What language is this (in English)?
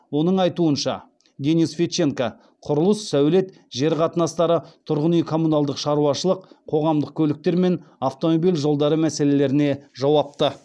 Kazakh